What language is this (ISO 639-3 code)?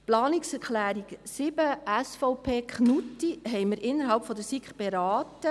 gsw